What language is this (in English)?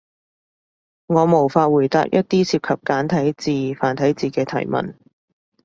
Cantonese